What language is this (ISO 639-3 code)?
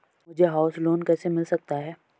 hin